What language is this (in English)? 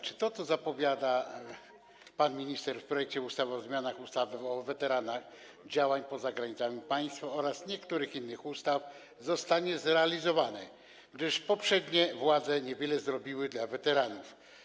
Polish